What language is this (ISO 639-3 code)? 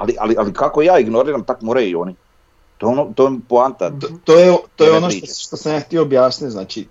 hrv